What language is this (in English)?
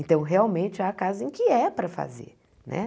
Portuguese